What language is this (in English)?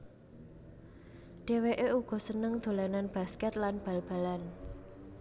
Javanese